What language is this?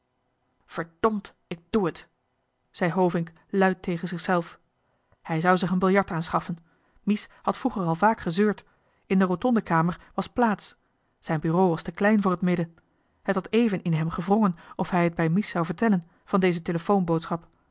Dutch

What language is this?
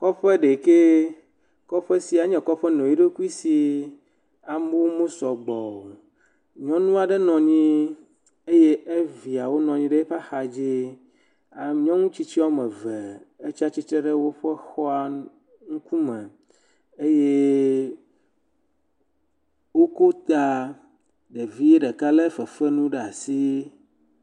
Ewe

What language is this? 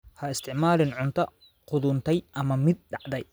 Somali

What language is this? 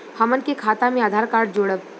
Bhojpuri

